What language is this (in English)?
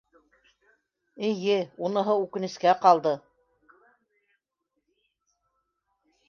Bashkir